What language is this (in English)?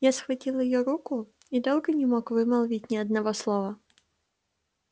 Russian